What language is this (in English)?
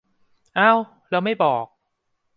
Thai